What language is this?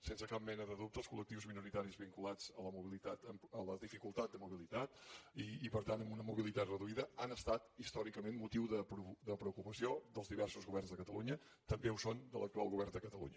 Catalan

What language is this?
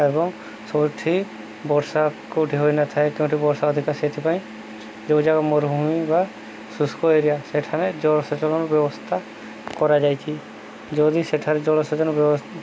Odia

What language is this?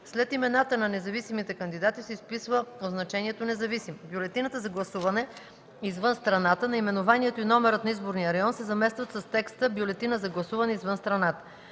Bulgarian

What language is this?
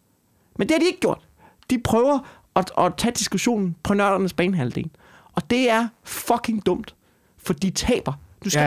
Danish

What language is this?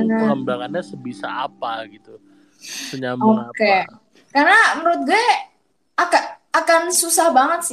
Indonesian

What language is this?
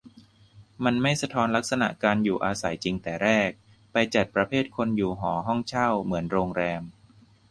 Thai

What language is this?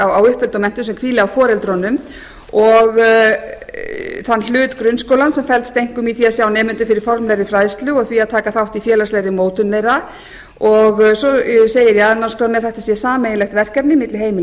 Icelandic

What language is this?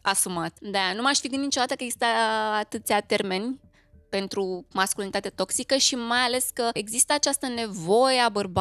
Romanian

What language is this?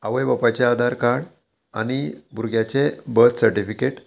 Konkani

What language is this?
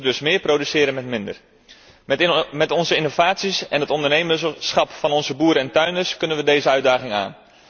Dutch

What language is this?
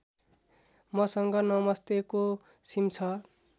Nepali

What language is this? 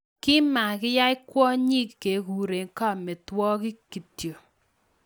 Kalenjin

